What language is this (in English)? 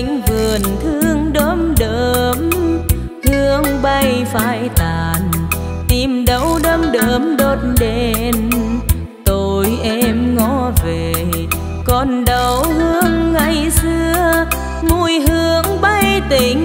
Vietnamese